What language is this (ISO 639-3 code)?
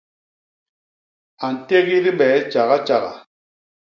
bas